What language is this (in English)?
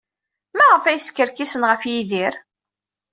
Kabyle